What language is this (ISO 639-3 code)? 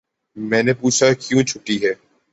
urd